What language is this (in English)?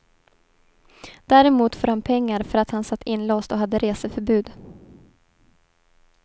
Swedish